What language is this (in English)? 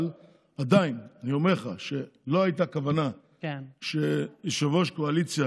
Hebrew